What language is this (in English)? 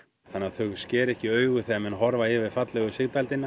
Icelandic